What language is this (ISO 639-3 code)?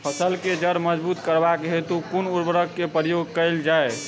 mai